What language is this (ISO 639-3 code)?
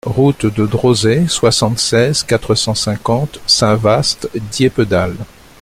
fra